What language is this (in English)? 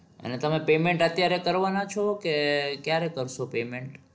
Gujarati